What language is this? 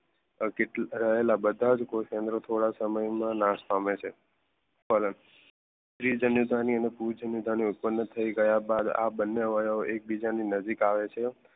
Gujarati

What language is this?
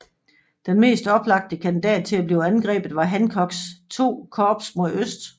Danish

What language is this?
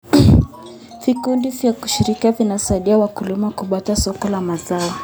Kalenjin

